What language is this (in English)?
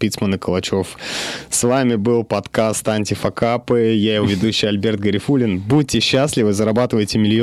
Russian